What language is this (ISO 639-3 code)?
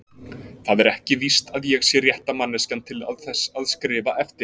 isl